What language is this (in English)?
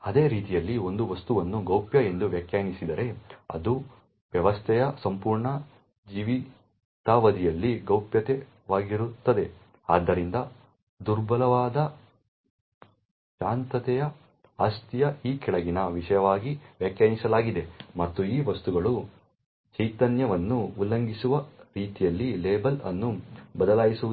Kannada